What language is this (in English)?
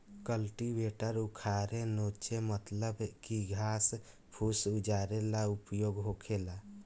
Bhojpuri